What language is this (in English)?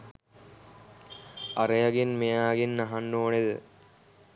Sinhala